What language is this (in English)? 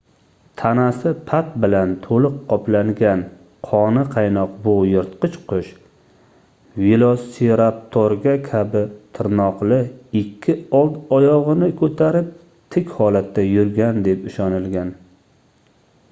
Uzbek